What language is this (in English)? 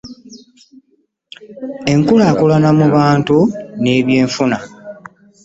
Ganda